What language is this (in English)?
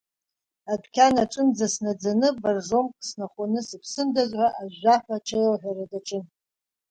Abkhazian